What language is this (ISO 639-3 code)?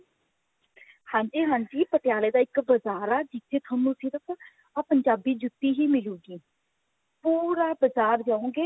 pan